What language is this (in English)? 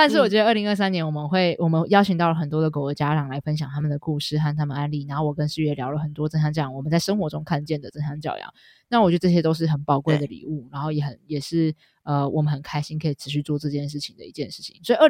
Chinese